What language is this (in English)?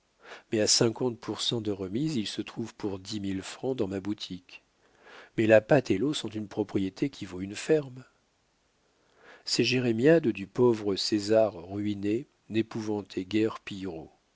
French